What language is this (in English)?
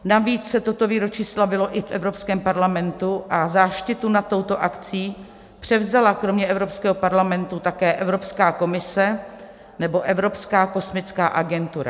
Czech